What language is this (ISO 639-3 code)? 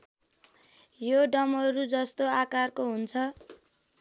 nep